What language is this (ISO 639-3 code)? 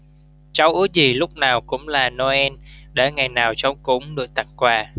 vie